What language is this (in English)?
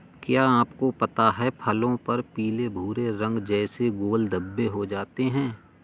Hindi